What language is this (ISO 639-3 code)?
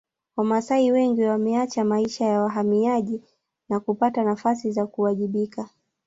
swa